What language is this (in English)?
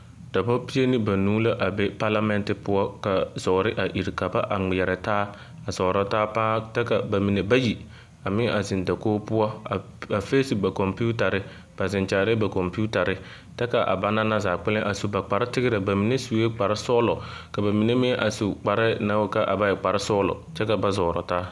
Southern Dagaare